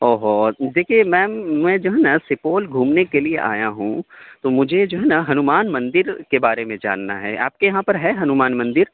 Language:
Urdu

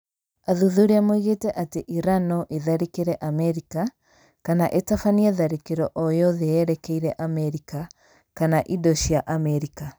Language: Kikuyu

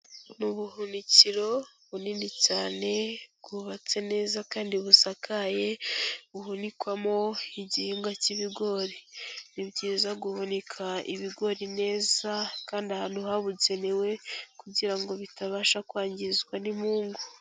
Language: Kinyarwanda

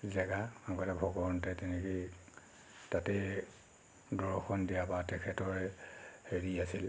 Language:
Assamese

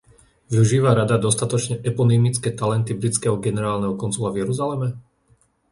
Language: Slovak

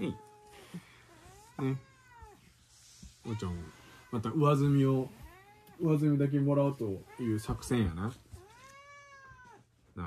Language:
Japanese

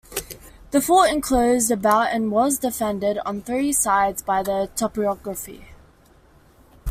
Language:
English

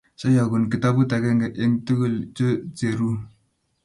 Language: Kalenjin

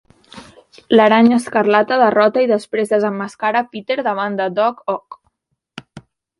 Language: Catalan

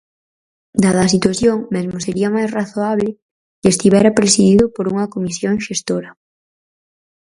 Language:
Galician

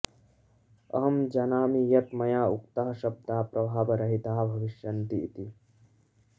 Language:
Sanskrit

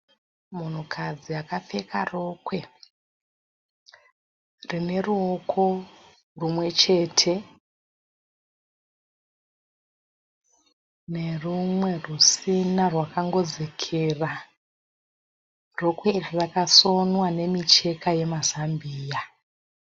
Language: Shona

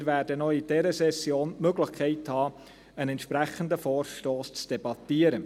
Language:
Swiss German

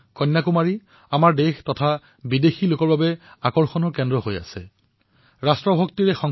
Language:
Assamese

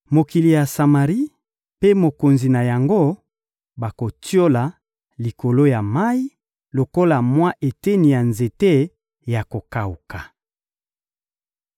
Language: Lingala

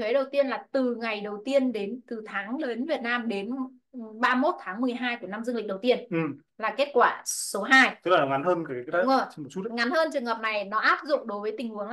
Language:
Vietnamese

